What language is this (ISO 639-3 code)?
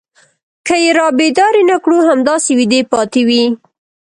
pus